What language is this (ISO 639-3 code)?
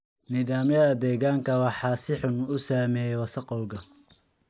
som